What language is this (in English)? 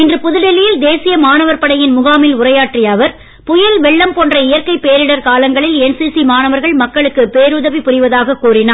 Tamil